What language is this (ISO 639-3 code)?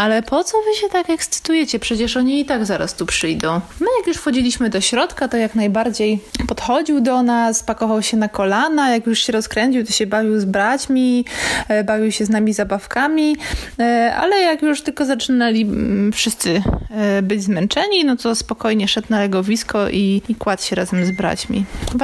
pol